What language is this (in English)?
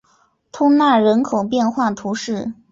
Chinese